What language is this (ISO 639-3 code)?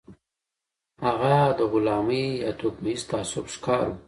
pus